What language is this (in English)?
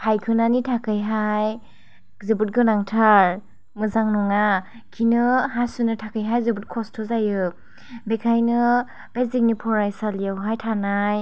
Bodo